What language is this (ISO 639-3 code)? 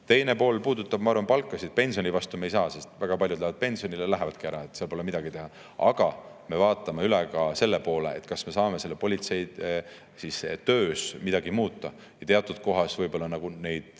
est